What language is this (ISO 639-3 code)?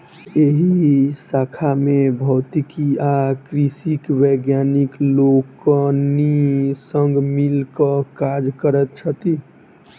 mai